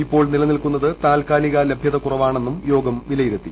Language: Malayalam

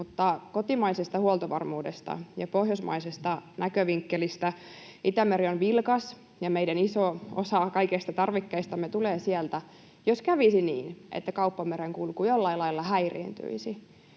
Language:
Finnish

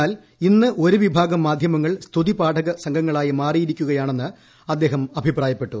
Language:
Malayalam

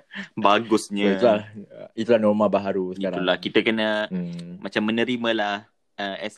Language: Malay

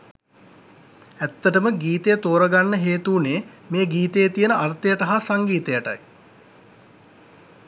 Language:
Sinhala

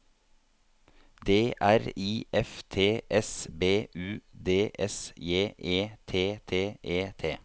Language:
Norwegian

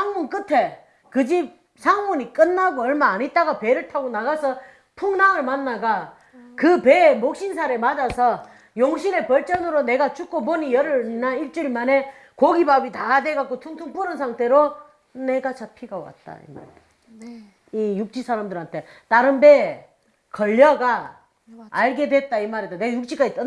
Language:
Korean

